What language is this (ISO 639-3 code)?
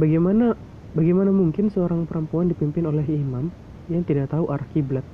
ind